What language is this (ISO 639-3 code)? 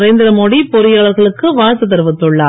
tam